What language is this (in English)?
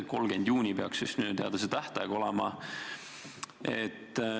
Estonian